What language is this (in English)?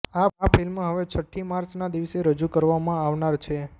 Gujarati